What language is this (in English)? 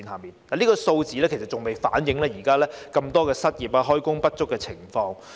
Cantonese